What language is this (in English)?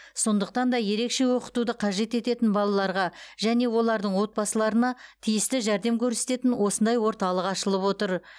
Kazakh